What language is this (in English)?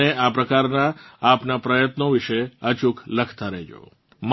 Gujarati